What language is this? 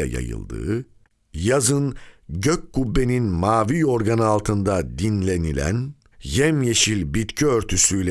Turkish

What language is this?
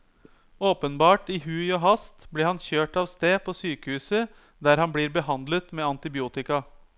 Norwegian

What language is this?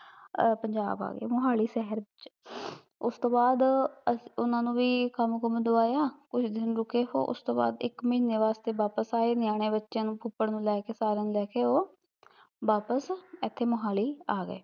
Punjabi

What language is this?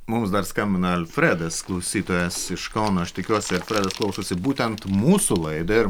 Lithuanian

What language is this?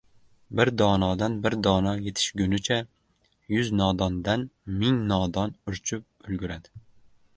Uzbek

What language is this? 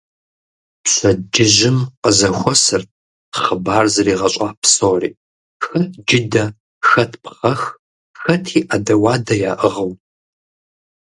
Kabardian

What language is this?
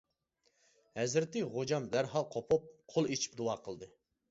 Uyghur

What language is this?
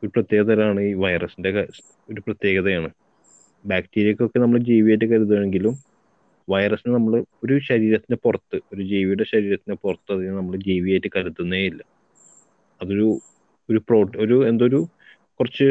Malayalam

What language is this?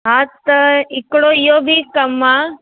Sindhi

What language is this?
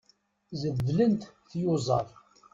Kabyle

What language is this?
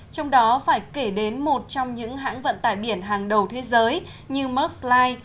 Vietnamese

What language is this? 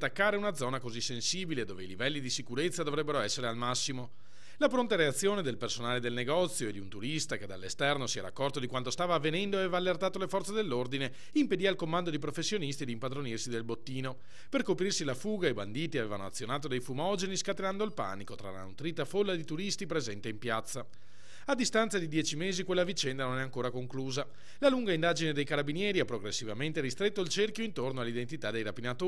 Italian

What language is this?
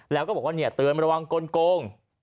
Thai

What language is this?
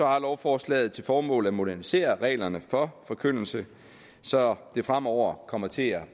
Danish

